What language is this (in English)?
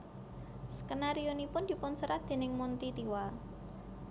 Javanese